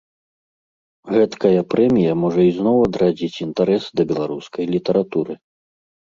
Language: Belarusian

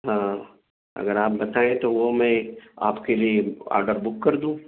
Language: Urdu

